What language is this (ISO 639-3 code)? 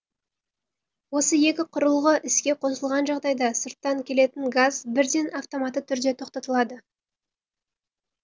kaz